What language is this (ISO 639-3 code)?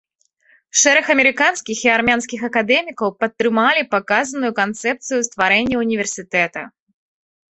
bel